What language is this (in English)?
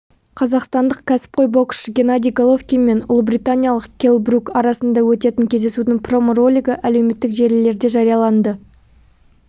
Kazakh